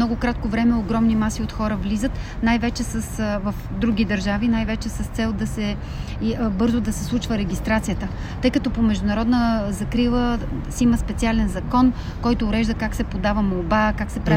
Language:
Bulgarian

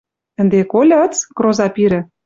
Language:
Western Mari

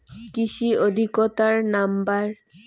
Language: Bangla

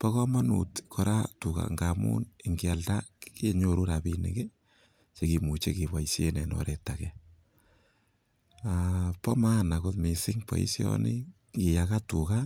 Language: Kalenjin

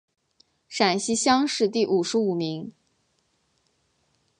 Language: Chinese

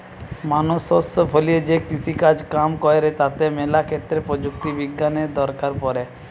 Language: Bangla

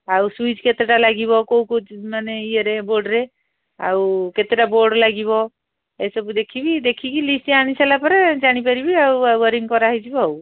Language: Odia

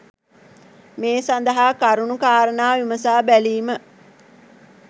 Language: Sinhala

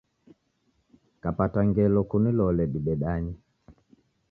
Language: Taita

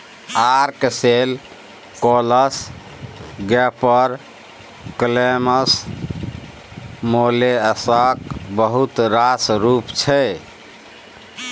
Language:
Maithili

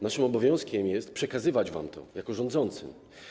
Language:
Polish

